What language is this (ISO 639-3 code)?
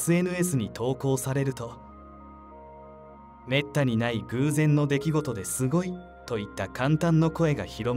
jpn